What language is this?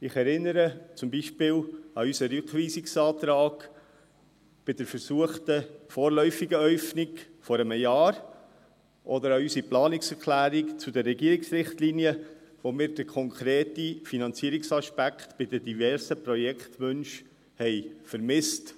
Swiss German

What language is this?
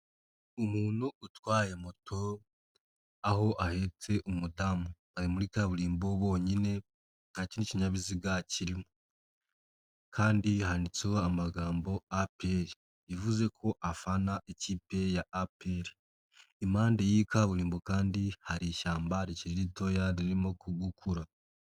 Kinyarwanda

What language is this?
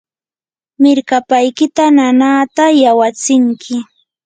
Yanahuanca Pasco Quechua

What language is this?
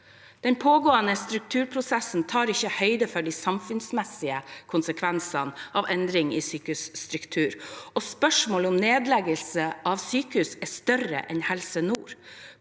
Norwegian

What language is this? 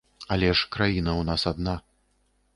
Belarusian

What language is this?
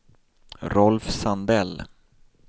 Swedish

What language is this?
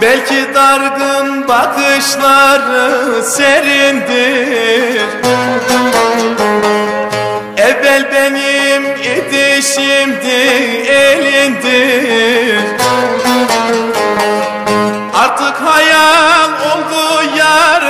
Turkish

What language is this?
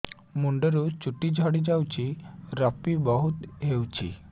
Odia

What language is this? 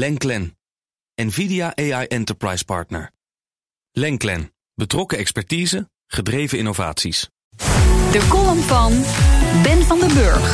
Dutch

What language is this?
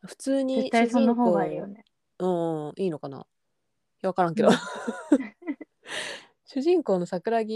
Japanese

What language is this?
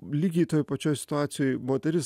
Lithuanian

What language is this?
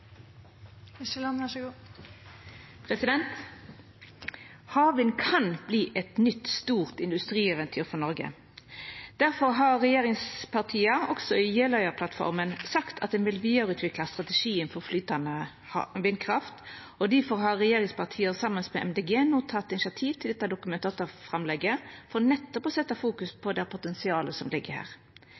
Norwegian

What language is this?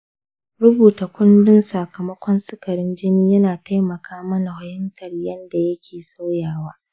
Hausa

